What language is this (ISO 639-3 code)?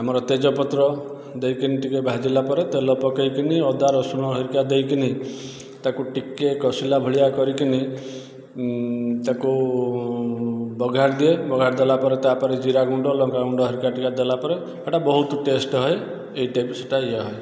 ori